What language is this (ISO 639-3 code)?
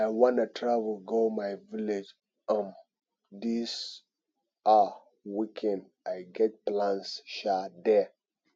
pcm